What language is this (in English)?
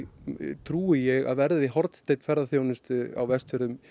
Icelandic